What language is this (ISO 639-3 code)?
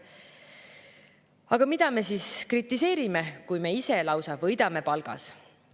est